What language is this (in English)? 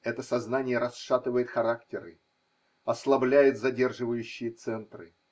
Russian